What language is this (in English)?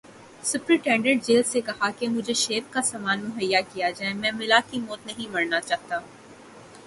Urdu